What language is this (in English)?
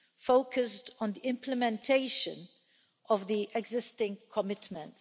English